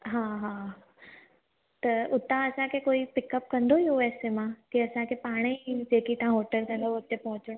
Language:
Sindhi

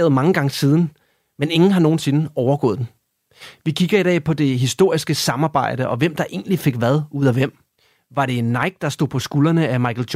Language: Danish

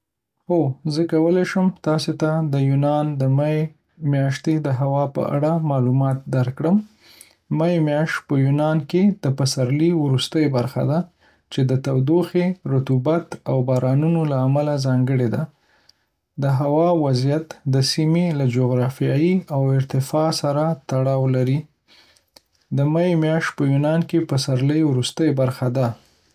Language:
Pashto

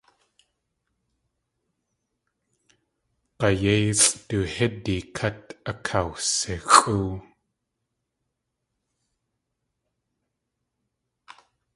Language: Tlingit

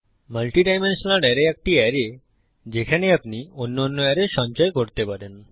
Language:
Bangla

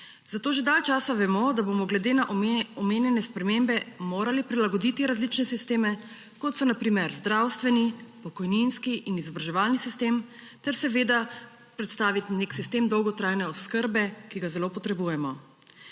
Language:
Slovenian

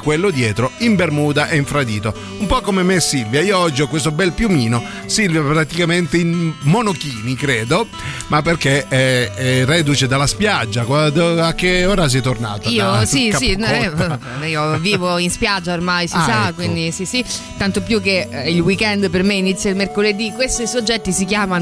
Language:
Italian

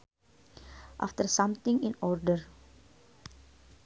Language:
Sundanese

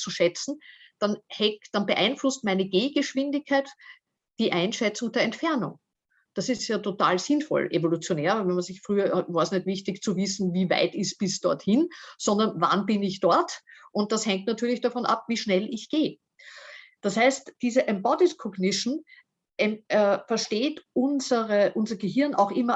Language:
German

